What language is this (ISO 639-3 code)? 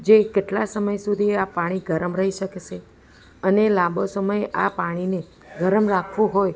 guj